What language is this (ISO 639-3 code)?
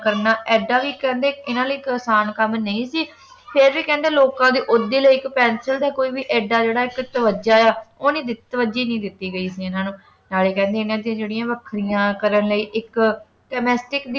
pan